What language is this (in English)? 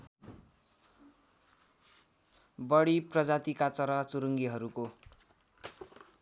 Nepali